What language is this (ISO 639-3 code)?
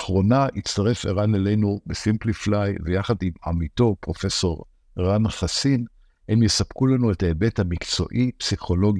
heb